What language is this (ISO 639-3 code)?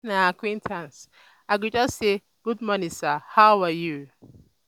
pcm